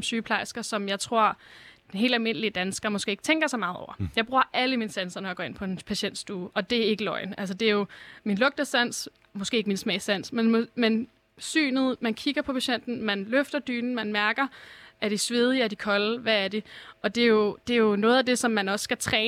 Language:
Danish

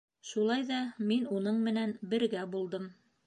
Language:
Bashkir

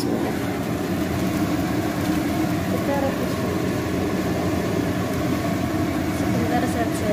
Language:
Indonesian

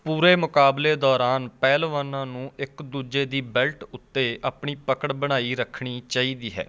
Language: Punjabi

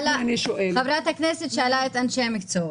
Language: Hebrew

